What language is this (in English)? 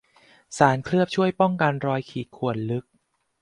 Thai